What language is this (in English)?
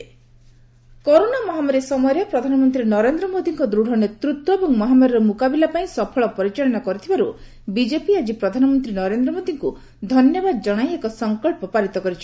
Odia